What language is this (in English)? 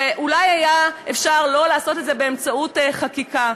Hebrew